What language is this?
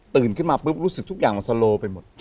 Thai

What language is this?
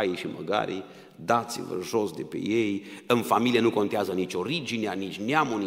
Romanian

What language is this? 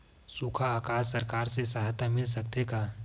Chhattisgarhi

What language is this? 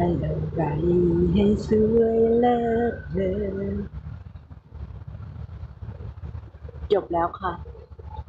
Thai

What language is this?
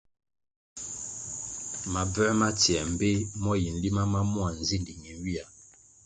Kwasio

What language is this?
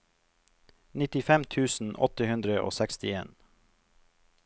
Norwegian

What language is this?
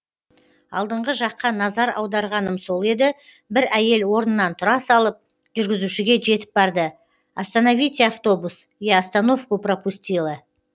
Kazakh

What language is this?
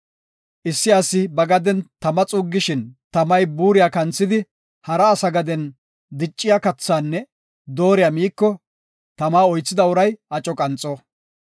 Gofa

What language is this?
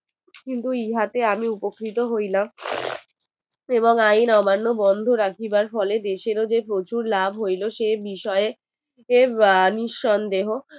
Bangla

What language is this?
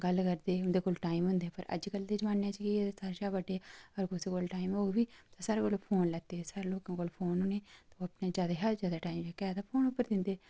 Dogri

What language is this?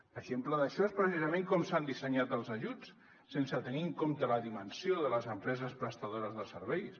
Catalan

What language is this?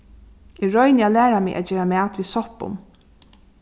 Faroese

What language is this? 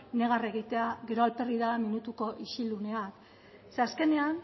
Basque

